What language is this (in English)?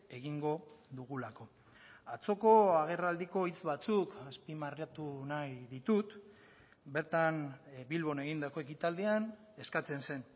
Basque